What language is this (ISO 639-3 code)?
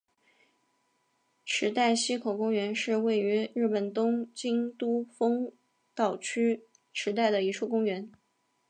zho